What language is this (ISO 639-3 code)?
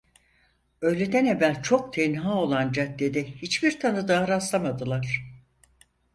tur